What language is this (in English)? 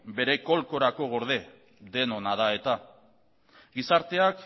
Basque